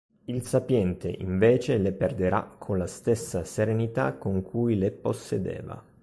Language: Italian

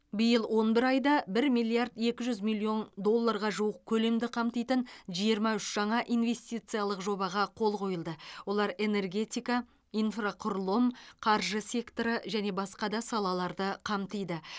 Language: Kazakh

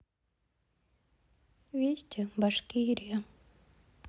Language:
Russian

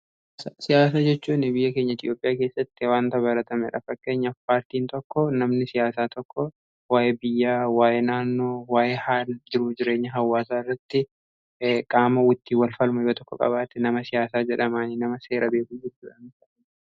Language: Oromo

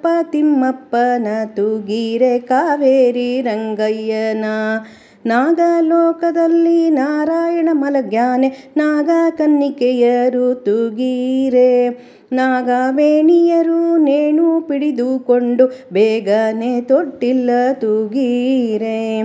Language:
Kannada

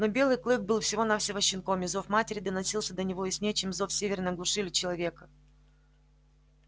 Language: Russian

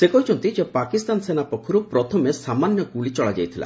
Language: Odia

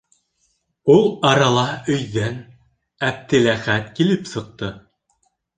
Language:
Bashkir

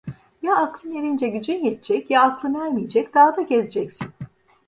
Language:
Turkish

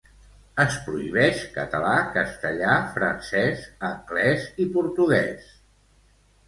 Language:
Catalan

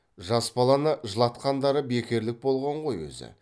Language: Kazakh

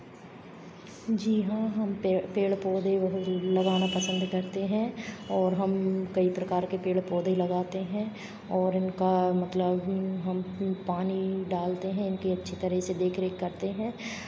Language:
Hindi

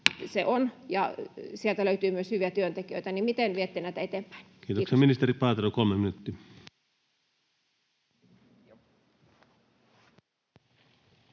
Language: Finnish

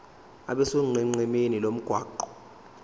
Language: Zulu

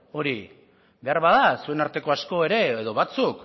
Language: Basque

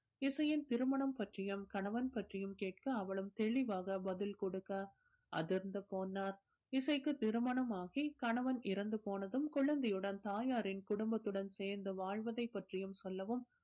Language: Tamil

